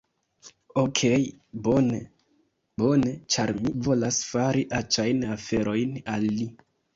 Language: Esperanto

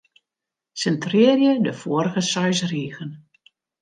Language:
Western Frisian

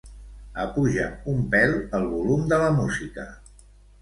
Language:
Catalan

